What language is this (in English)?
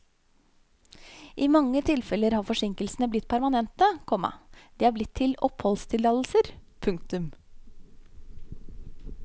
Norwegian